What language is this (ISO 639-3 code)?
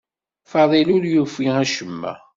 kab